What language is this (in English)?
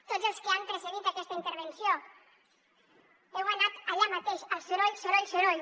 Catalan